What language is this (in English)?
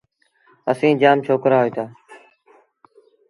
Sindhi Bhil